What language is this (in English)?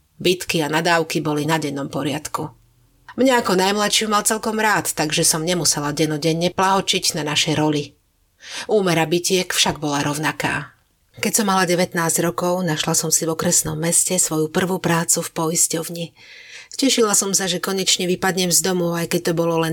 Slovak